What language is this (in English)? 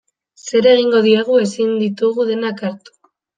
Basque